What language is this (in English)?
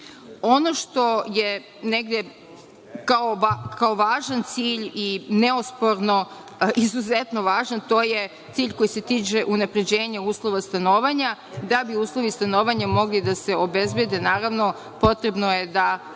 Serbian